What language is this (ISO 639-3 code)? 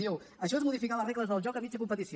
cat